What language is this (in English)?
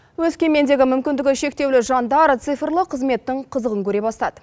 Kazakh